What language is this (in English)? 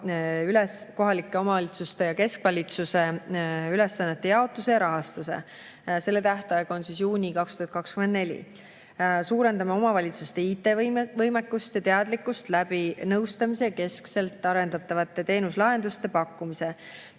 Estonian